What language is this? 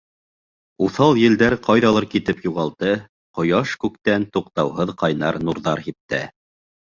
Bashkir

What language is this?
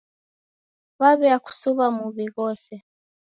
Taita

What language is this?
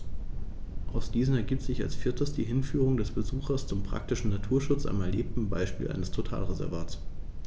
German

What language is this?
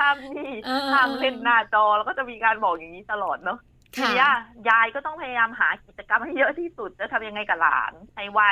Thai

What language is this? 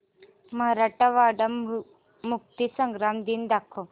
Marathi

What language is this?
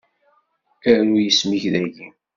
Kabyle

